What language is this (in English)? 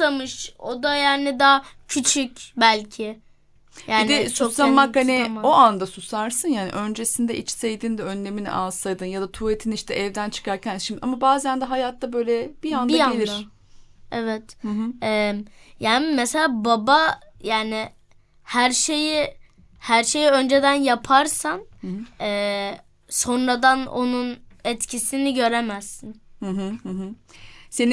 Turkish